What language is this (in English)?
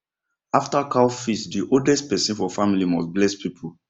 Nigerian Pidgin